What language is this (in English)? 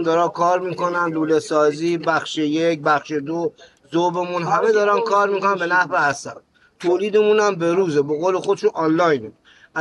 Persian